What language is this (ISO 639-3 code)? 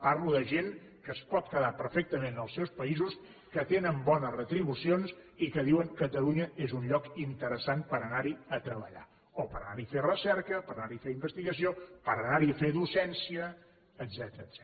cat